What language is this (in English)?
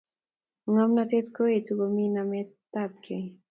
Kalenjin